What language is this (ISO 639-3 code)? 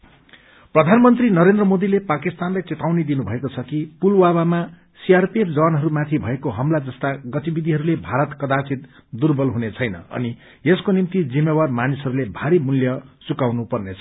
nep